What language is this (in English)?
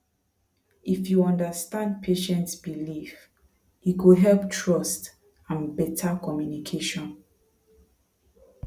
Nigerian Pidgin